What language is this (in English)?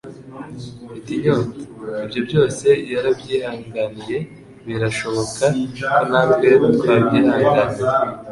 Kinyarwanda